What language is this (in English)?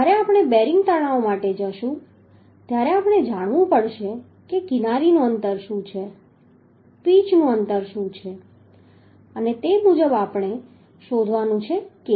Gujarati